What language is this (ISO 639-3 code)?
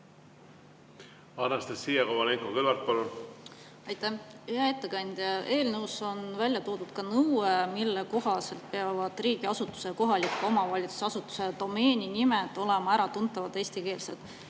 est